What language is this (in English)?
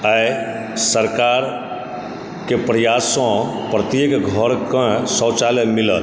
Maithili